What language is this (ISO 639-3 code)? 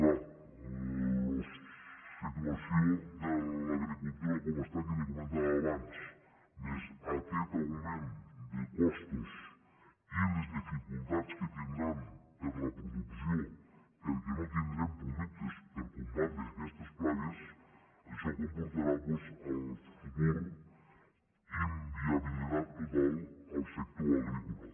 cat